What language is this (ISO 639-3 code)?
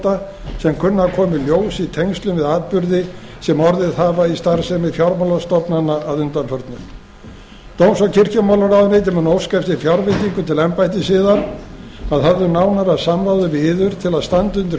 isl